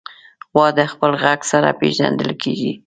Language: Pashto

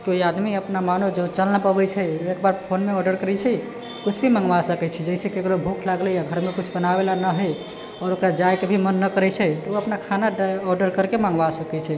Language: Maithili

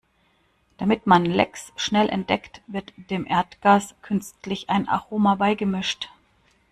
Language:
German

